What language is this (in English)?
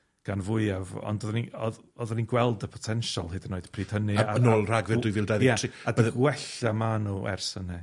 Welsh